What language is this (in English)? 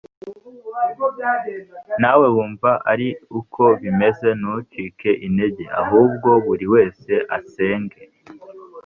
Kinyarwanda